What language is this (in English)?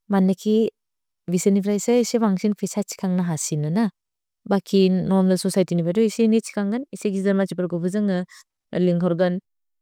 Bodo